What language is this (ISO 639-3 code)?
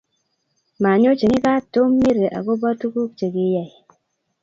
kln